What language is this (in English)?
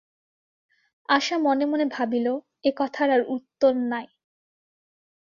Bangla